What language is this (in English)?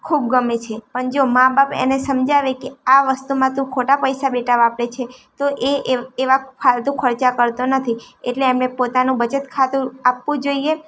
Gujarati